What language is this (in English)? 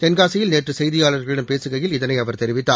Tamil